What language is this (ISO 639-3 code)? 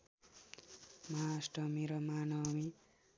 nep